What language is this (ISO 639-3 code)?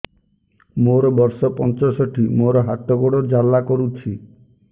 ori